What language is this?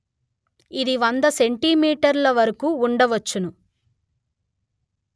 Telugu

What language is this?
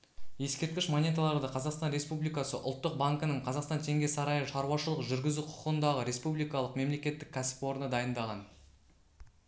Kazakh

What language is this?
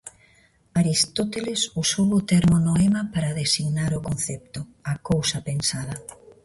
Galician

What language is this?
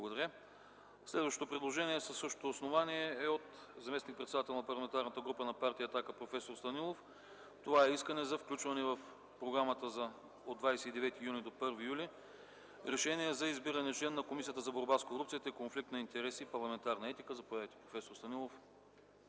Bulgarian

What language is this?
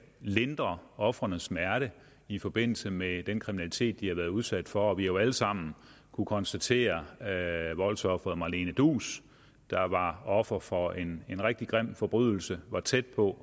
Danish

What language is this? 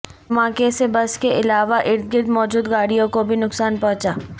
Urdu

